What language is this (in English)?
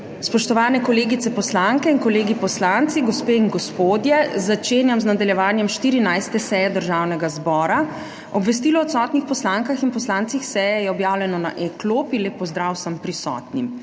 Slovenian